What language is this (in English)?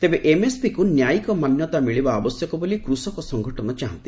Odia